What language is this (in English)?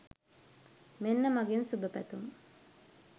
Sinhala